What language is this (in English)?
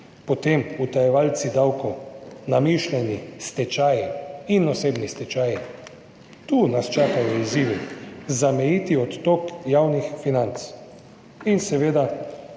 Slovenian